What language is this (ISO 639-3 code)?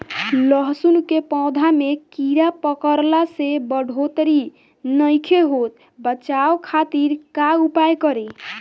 bho